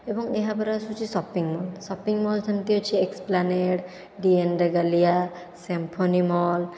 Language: Odia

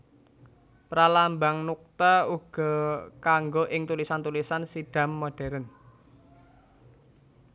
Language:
Javanese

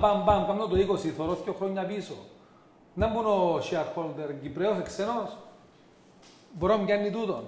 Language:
Greek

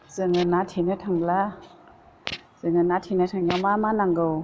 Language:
Bodo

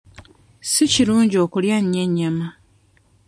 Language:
Ganda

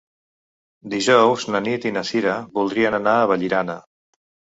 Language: Catalan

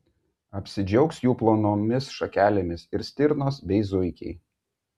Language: Lithuanian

